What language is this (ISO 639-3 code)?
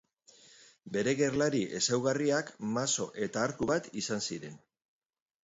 eus